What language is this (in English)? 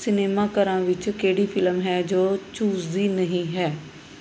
Punjabi